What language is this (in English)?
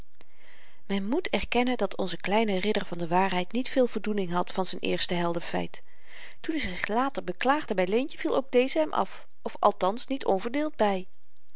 Dutch